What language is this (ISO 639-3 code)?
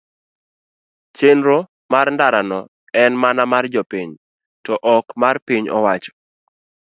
luo